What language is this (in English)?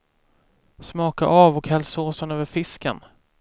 Swedish